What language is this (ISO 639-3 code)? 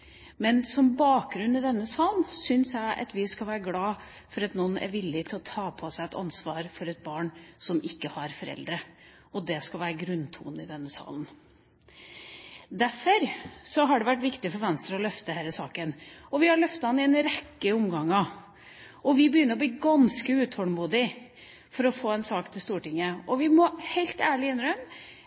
nob